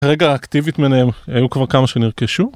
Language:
Hebrew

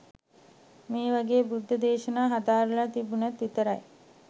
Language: Sinhala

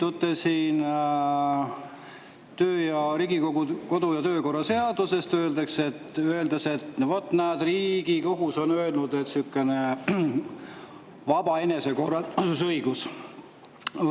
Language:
Estonian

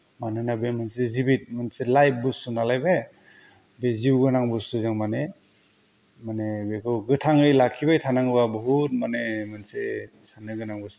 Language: Bodo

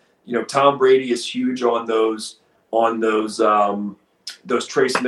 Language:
English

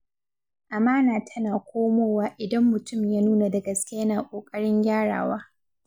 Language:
Hausa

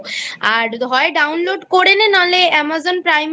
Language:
Bangla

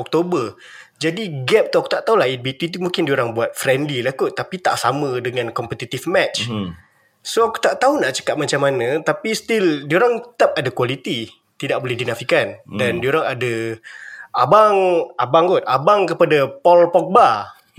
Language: Malay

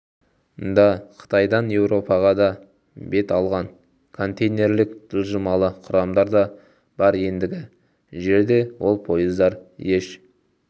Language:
Kazakh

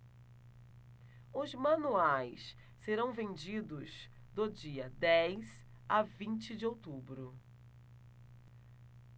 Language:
Portuguese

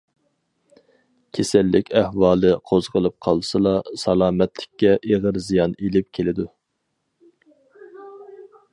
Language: Uyghur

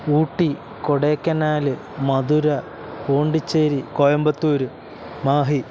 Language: Malayalam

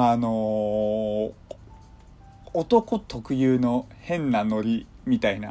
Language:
Japanese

